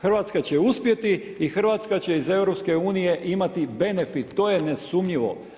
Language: Croatian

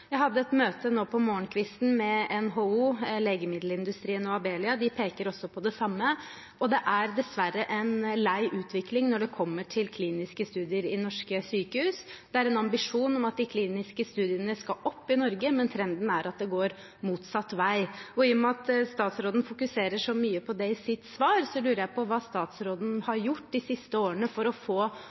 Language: Norwegian Bokmål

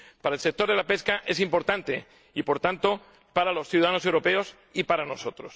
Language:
Spanish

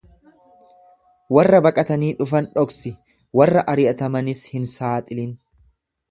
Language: Oromo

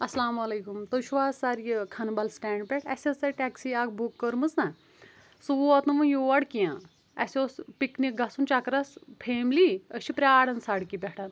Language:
Kashmiri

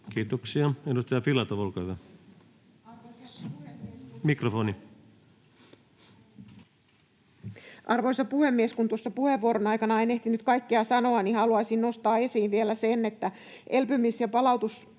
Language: Finnish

